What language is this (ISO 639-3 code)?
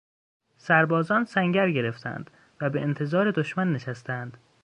fas